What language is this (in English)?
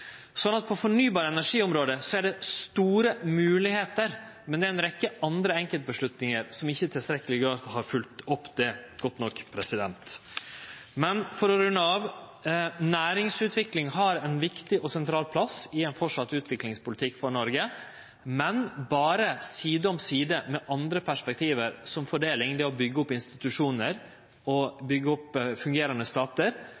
Norwegian Nynorsk